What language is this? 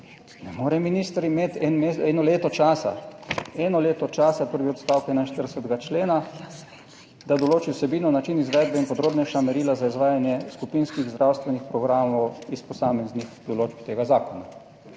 Slovenian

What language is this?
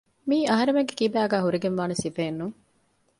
Divehi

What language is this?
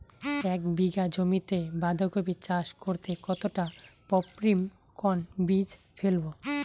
Bangla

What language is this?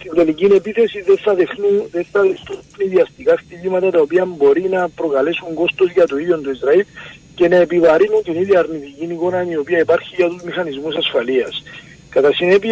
Greek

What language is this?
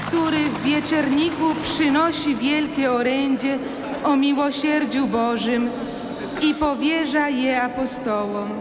Polish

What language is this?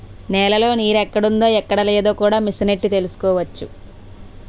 Telugu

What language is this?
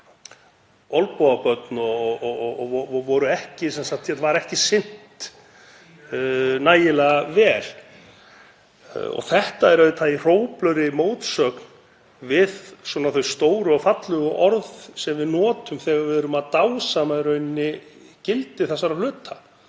Icelandic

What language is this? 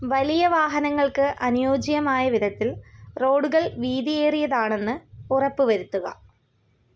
Malayalam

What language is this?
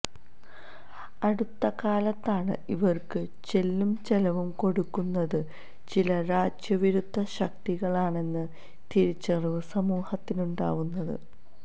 Malayalam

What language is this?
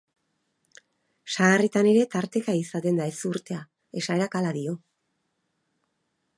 Basque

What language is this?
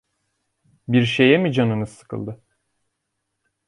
Turkish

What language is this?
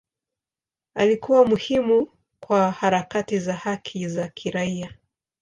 Swahili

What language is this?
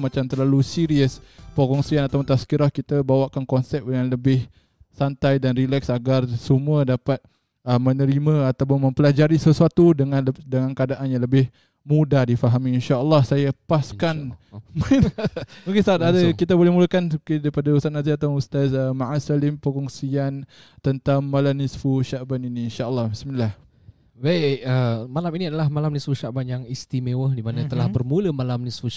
Malay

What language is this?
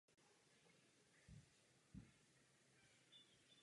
Czech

